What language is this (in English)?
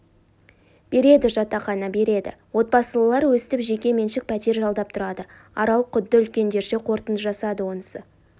Kazakh